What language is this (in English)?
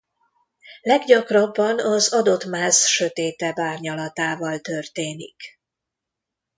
Hungarian